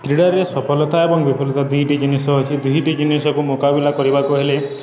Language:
Odia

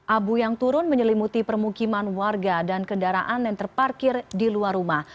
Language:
Indonesian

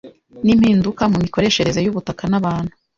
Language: Kinyarwanda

